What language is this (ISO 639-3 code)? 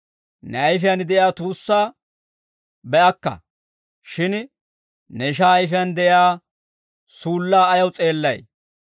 dwr